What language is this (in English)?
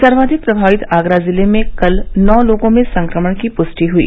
Hindi